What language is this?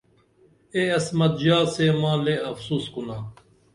Dameli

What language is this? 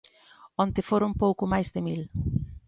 Galician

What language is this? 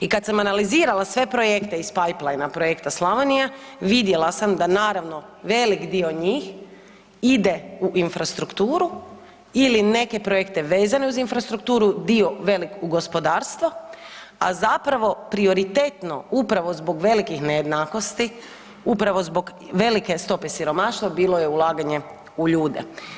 Croatian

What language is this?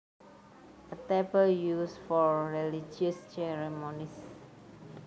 Javanese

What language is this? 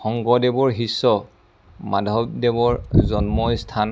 Assamese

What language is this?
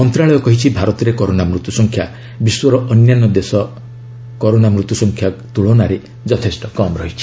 Odia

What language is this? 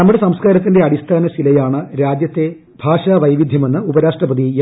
Malayalam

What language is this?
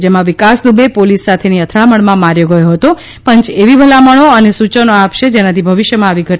Gujarati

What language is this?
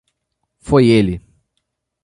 Portuguese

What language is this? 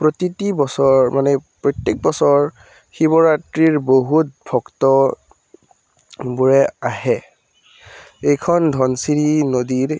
Assamese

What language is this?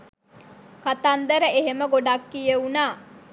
Sinhala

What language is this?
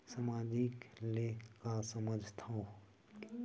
Chhattisgarhi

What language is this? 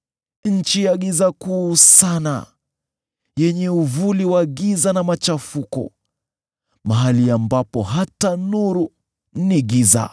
Swahili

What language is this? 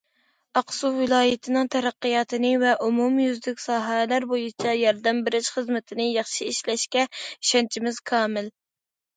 Uyghur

